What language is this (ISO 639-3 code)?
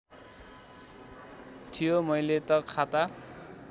nep